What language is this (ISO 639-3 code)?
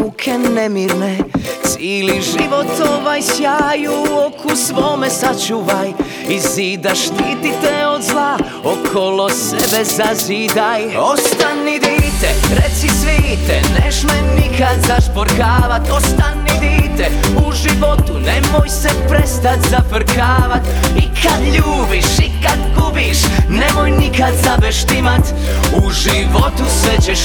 hrv